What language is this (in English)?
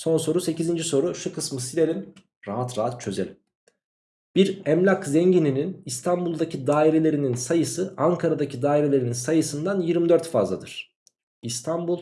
Turkish